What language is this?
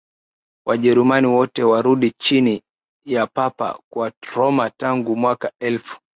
Swahili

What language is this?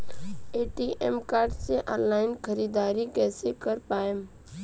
Bhojpuri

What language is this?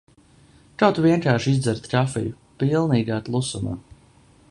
Latvian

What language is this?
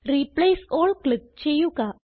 Malayalam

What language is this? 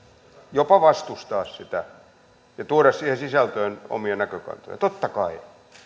Finnish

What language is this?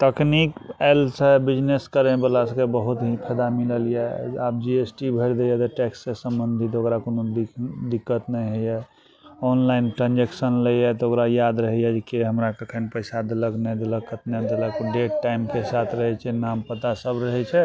Maithili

